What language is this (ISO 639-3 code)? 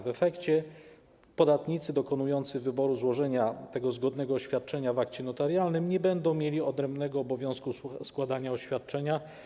pol